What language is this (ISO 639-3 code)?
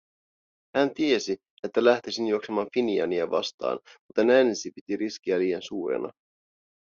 fin